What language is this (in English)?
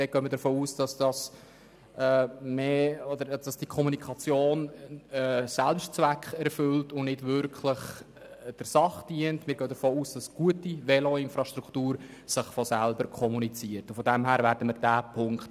Swiss German